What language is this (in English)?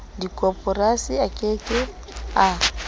Southern Sotho